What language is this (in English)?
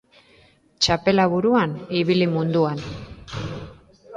Basque